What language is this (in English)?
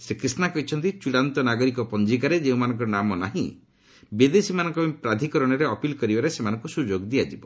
Odia